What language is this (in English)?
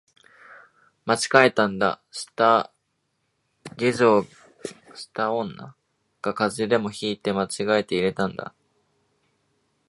Japanese